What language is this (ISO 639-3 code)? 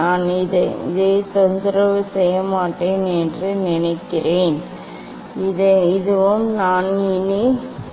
tam